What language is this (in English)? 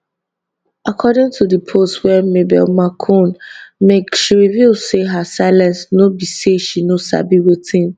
Nigerian Pidgin